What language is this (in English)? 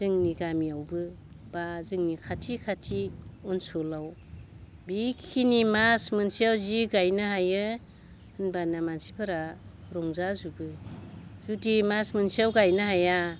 Bodo